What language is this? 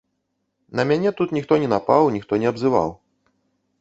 Belarusian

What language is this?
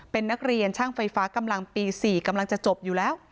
Thai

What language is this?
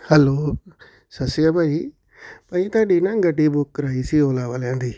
Punjabi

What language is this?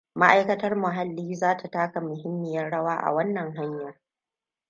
Hausa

